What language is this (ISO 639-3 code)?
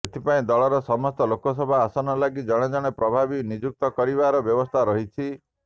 ori